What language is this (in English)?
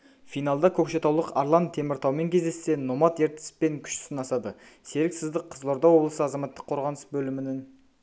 Kazakh